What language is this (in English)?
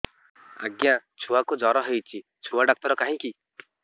Odia